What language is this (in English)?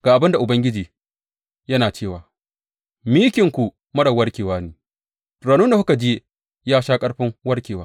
Hausa